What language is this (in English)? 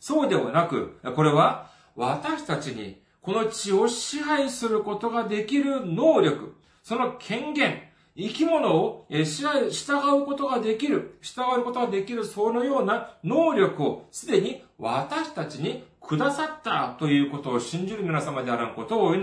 Japanese